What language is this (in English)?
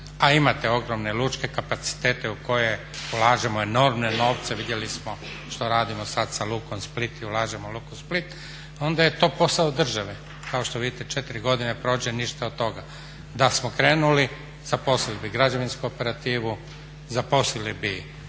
Croatian